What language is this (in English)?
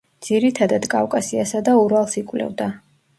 Georgian